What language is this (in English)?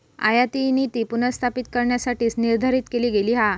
Marathi